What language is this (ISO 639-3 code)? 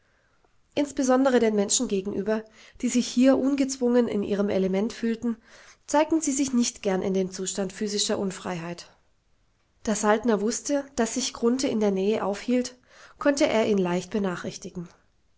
deu